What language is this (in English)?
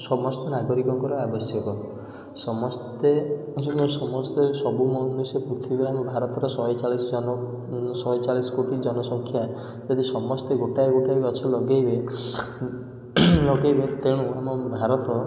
Odia